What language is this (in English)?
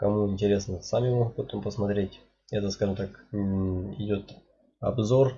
Russian